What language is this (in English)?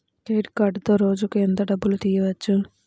Telugu